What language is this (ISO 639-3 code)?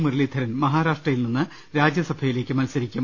mal